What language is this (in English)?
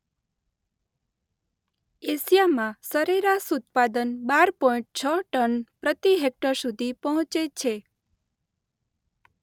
Gujarati